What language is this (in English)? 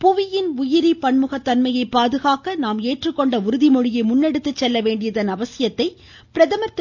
Tamil